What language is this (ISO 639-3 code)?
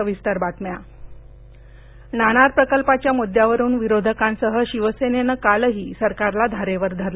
mar